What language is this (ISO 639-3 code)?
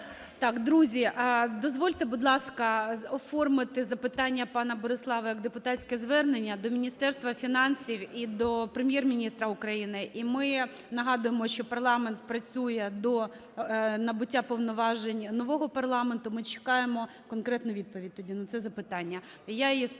ukr